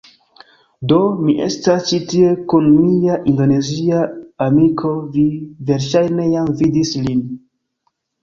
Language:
Esperanto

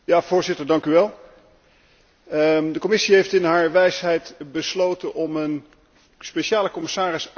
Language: Dutch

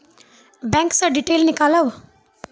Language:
Maithili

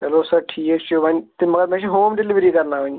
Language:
Kashmiri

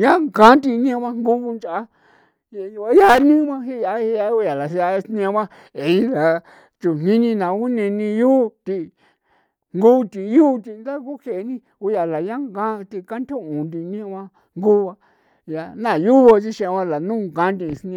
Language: San Felipe Otlaltepec Popoloca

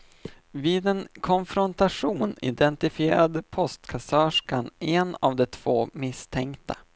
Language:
Swedish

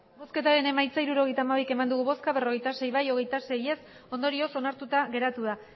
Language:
Basque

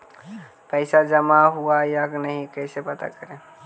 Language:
Magahi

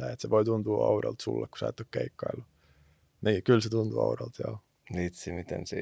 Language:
Finnish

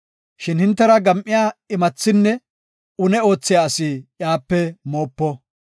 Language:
Gofa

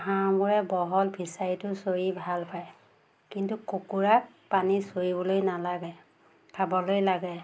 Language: Assamese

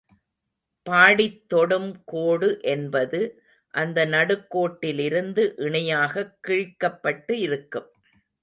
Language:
Tamil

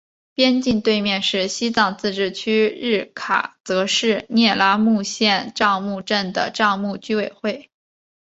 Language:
Chinese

